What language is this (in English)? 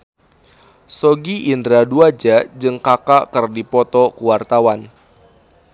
Sundanese